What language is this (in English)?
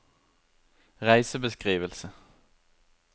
Norwegian